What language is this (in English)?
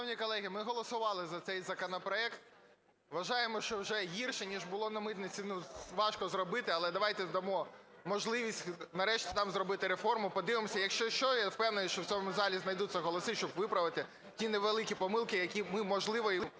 Ukrainian